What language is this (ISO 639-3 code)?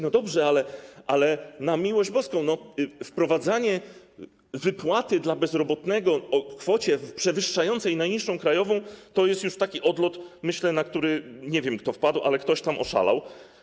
pol